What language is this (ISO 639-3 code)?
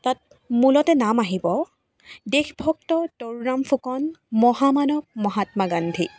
asm